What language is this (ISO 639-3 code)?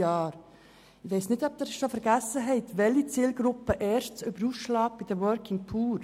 gsw